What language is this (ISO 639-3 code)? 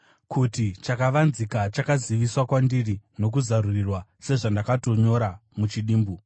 sna